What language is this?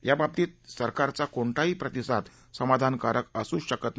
Marathi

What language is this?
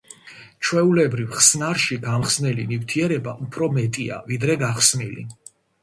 Georgian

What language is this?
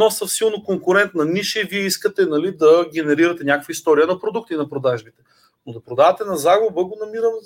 Bulgarian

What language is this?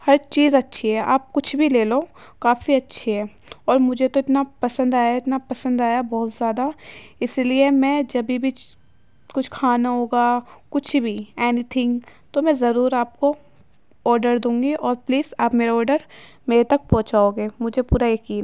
Urdu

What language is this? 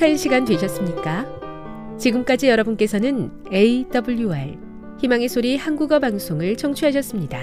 Korean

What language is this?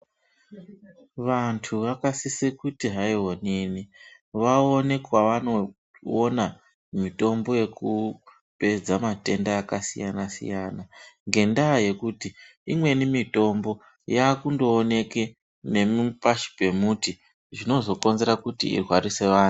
Ndau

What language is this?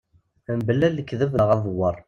Kabyle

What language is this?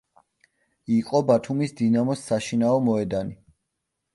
Georgian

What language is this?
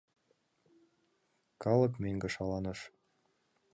Mari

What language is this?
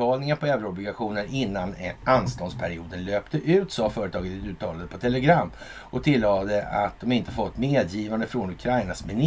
Swedish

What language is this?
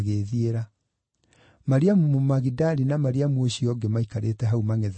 Kikuyu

